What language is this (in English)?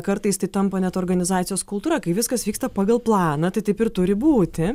Lithuanian